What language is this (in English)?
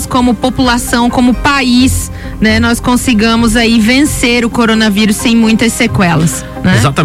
Portuguese